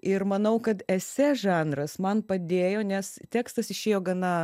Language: Lithuanian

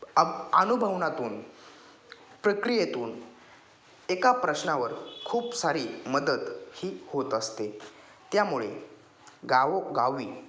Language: Marathi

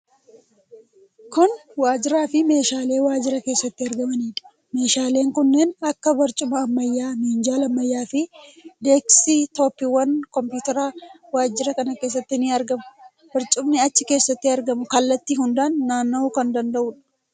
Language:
Oromo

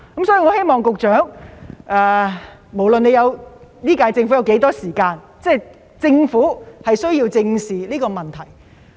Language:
Cantonese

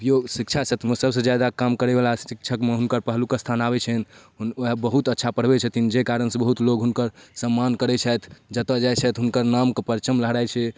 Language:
Maithili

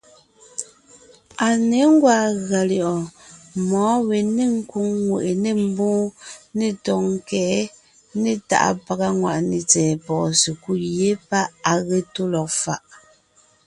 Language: Ngiemboon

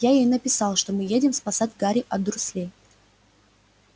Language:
Russian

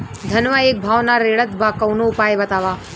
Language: Bhojpuri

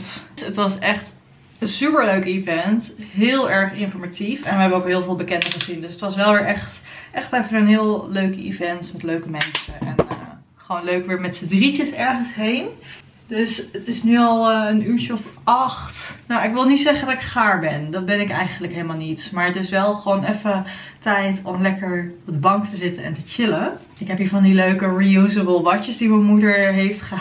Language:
Dutch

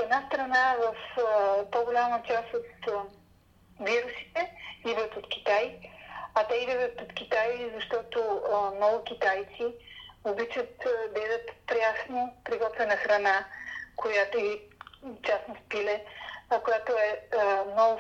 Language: Bulgarian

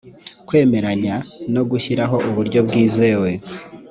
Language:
Kinyarwanda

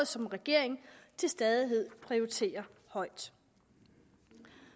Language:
Danish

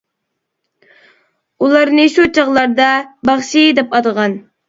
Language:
Uyghur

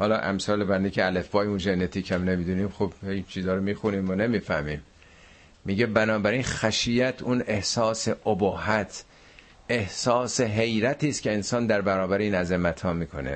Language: Persian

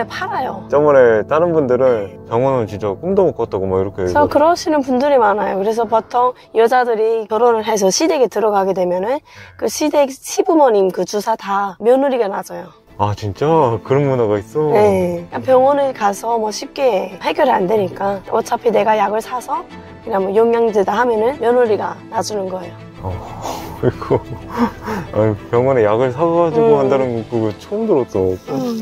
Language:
Korean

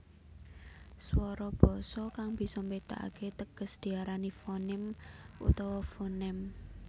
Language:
Javanese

